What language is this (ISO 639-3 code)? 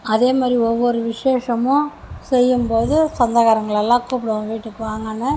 tam